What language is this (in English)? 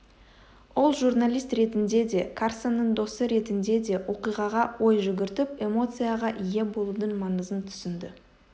Kazakh